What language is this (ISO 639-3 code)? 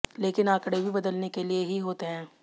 hin